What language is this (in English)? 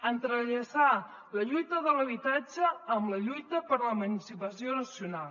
Catalan